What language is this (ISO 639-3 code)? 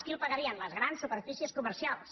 cat